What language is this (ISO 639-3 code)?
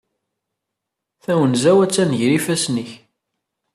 kab